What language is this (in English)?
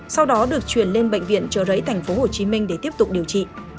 Vietnamese